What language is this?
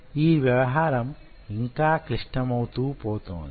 Telugu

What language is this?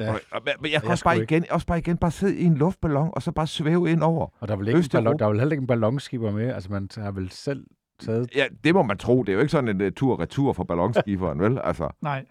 Danish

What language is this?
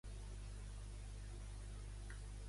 Catalan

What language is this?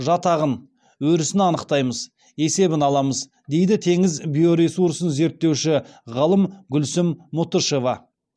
Kazakh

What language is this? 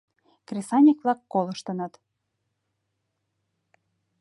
Mari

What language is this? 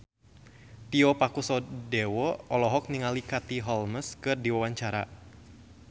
Sundanese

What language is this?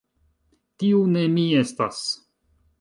Esperanto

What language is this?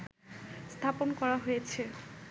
Bangla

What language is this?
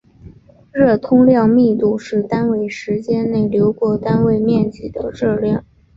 Chinese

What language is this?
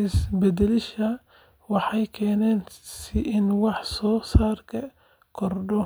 Somali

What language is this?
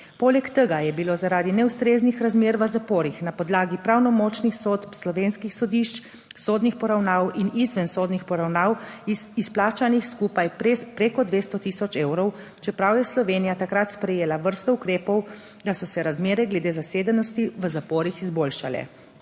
Slovenian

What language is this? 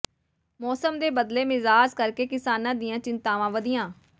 Punjabi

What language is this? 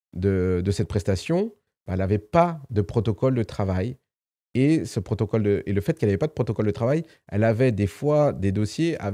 French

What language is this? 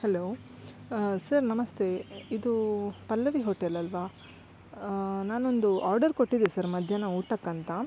Kannada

